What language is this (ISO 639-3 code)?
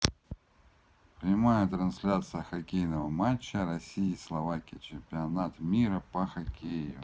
rus